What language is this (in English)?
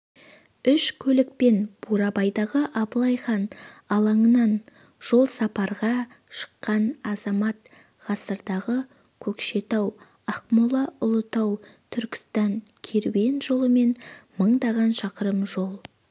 Kazakh